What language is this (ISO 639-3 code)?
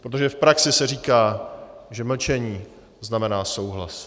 ces